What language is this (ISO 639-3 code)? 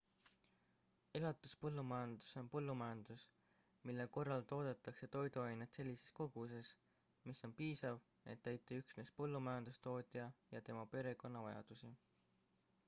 est